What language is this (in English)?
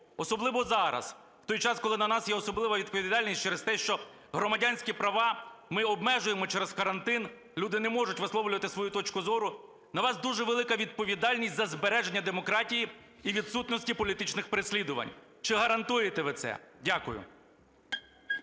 Ukrainian